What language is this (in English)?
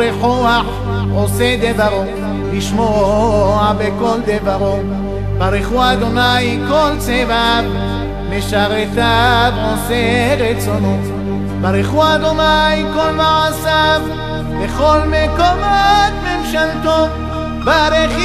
Hebrew